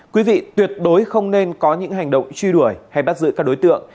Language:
Vietnamese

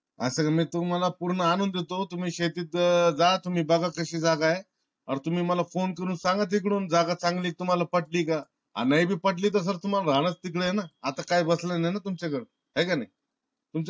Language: Marathi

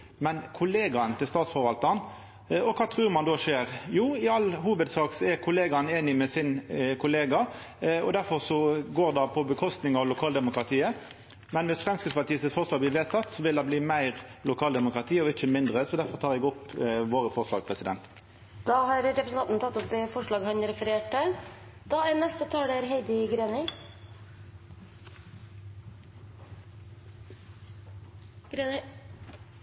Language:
Norwegian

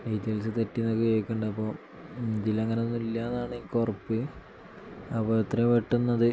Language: Malayalam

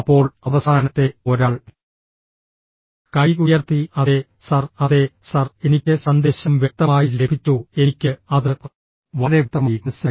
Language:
Malayalam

